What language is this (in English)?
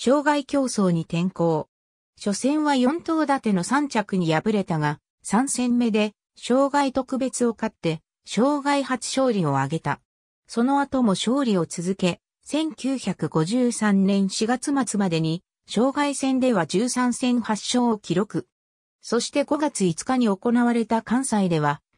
Japanese